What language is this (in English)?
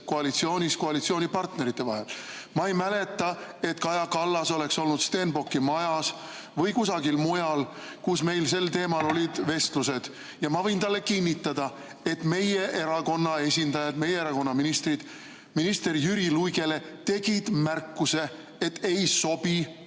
Estonian